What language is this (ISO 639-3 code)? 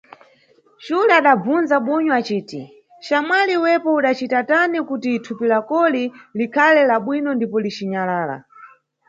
nyu